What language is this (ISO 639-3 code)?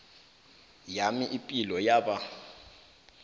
nbl